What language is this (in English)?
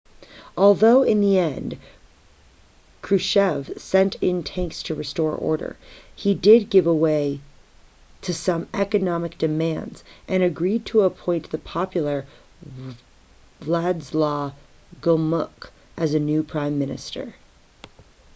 English